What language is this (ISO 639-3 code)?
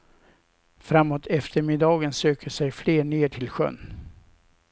swe